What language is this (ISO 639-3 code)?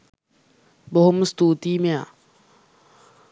sin